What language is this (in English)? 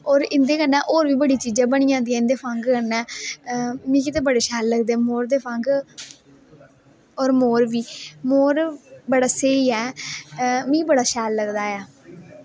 Dogri